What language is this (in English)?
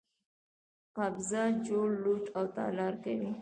Pashto